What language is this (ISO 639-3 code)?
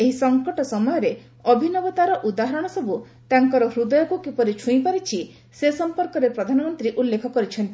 ori